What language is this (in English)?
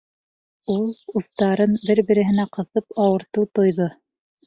Bashkir